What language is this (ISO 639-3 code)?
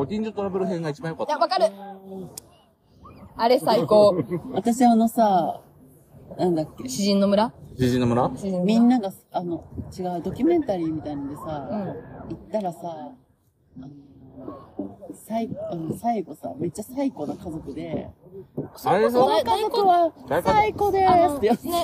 jpn